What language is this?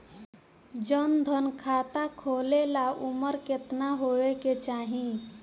Bhojpuri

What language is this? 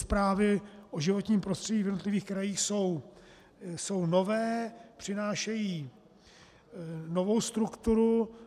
Czech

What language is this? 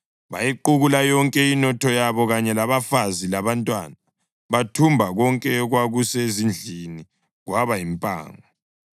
North Ndebele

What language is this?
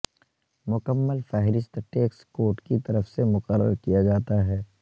Urdu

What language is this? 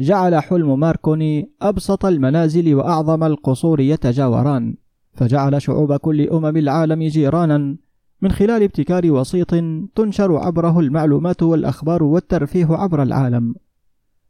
Arabic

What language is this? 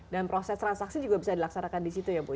Indonesian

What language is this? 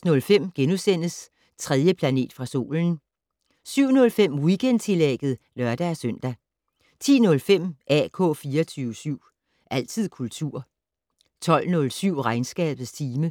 Danish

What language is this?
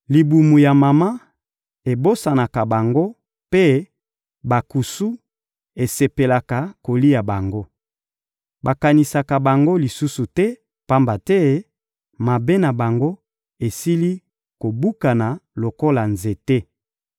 Lingala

